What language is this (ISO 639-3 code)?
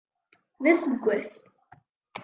kab